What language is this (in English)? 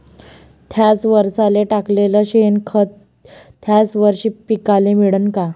Marathi